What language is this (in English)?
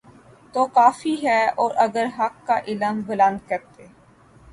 Urdu